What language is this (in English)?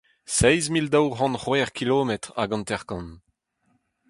Breton